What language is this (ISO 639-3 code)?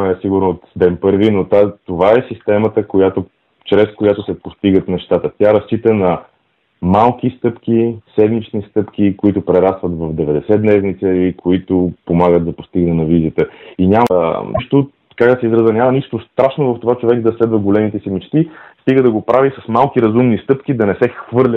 bul